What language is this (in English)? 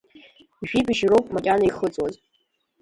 Abkhazian